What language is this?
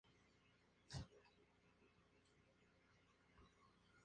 Spanish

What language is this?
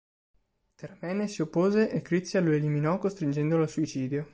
Italian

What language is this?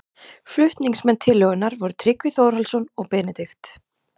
Icelandic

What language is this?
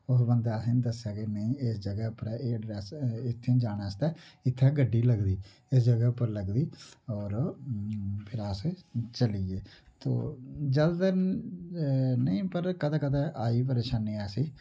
Dogri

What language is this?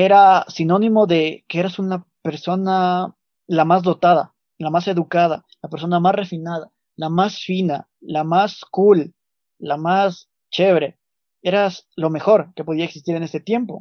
Spanish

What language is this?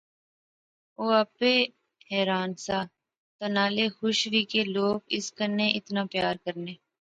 Pahari-Potwari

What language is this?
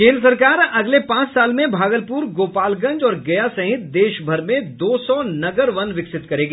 Hindi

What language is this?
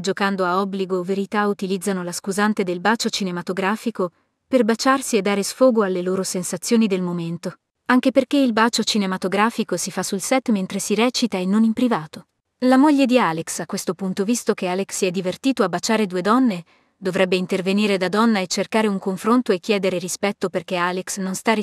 Italian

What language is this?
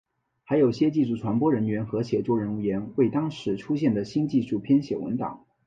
Chinese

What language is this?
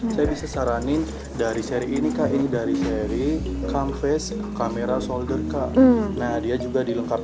Indonesian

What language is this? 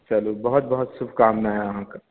Maithili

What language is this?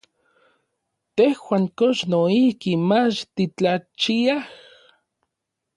Orizaba Nahuatl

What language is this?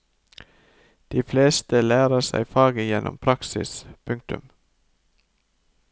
Norwegian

